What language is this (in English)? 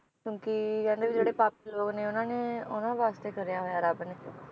Punjabi